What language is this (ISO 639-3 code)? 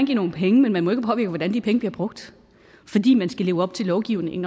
dan